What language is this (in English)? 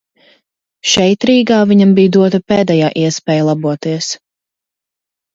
Latvian